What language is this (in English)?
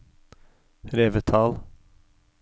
Norwegian